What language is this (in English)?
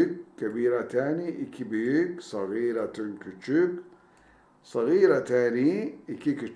Turkish